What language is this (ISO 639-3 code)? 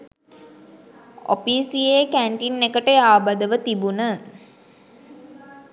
sin